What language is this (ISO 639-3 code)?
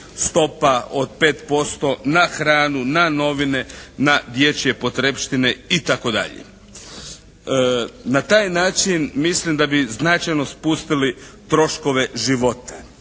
hrv